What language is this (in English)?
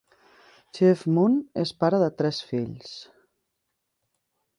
Catalan